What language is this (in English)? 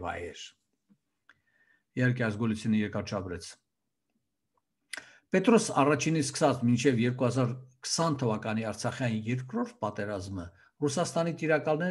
Turkish